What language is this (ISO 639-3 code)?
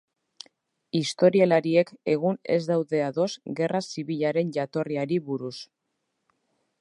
eus